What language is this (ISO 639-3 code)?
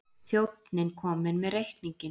isl